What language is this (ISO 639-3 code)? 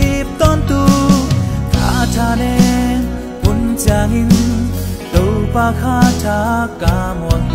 tha